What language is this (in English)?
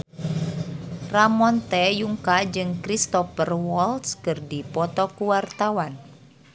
Sundanese